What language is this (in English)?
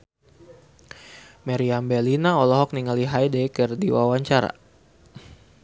Sundanese